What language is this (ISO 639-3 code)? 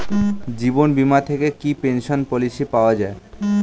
ben